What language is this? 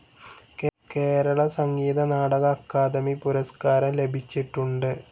Malayalam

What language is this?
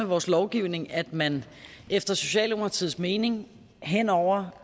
Danish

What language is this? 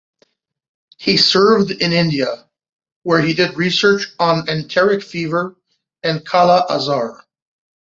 English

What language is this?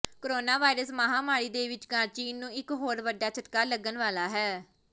Punjabi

